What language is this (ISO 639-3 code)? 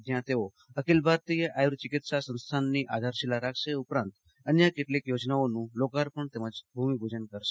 guj